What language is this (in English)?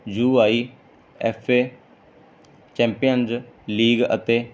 Punjabi